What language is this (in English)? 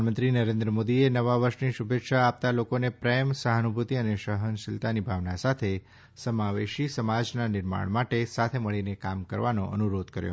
Gujarati